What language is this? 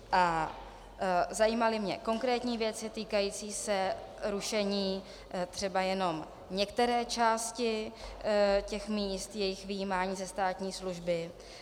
Czech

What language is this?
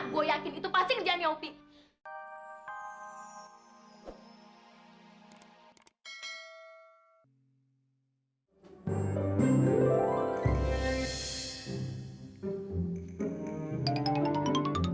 Indonesian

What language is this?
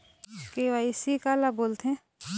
Chhattisgarhi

